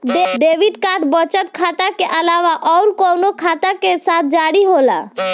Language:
Bhojpuri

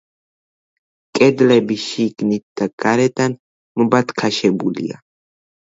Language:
Georgian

